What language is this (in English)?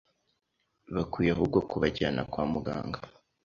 Kinyarwanda